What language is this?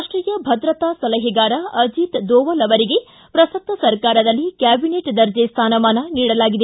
Kannada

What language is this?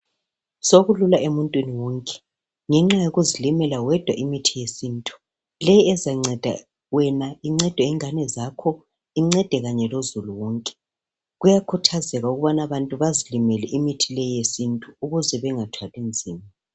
North Ndebele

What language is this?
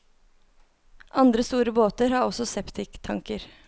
Norwegian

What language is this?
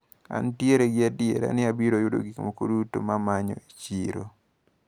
Luo (Kenya and Tanzania)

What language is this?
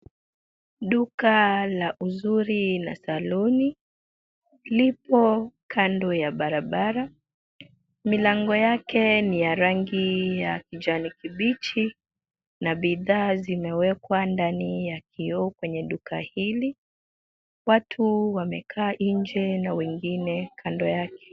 Swahili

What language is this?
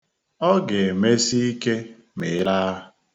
Igbo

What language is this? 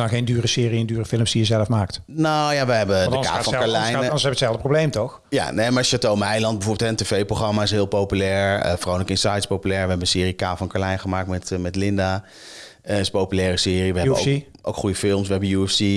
Dutch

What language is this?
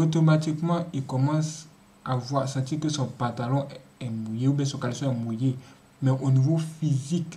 French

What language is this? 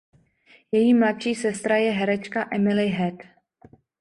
Czech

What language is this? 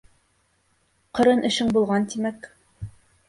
Bashkir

